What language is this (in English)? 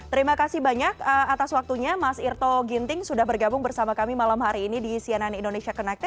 Indonesian